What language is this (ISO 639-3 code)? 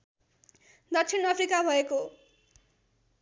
nep